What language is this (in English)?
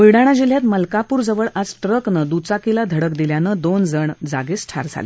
Marathi